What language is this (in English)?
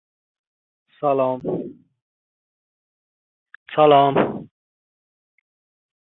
Uzbek